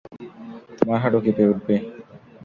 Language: Bangla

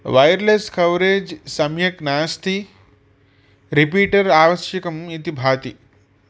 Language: Sanskrit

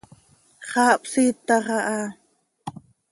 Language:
Seri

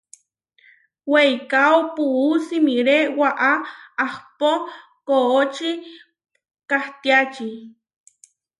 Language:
Huarijio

